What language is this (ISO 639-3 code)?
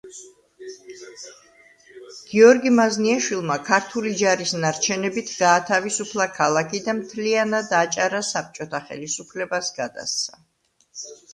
kat